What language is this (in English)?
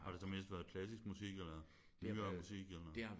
Danish